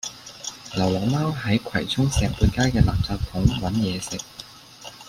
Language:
Cantonese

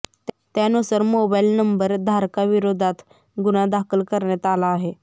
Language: Marathi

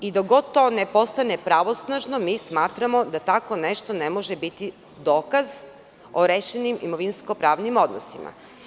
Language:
Serbian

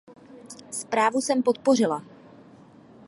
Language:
Czech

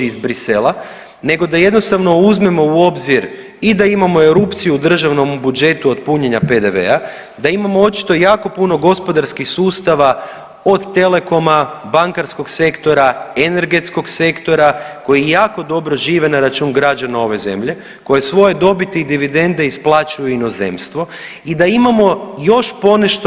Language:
Croatian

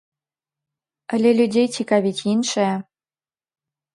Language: Belarusian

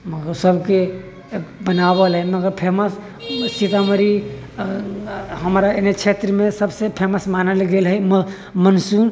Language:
Maithili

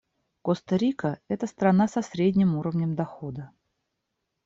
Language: Russian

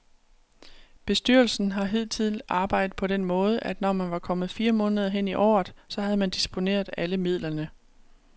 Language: Danish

